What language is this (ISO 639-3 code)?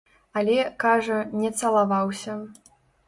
bel